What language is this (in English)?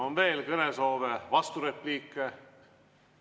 Estonian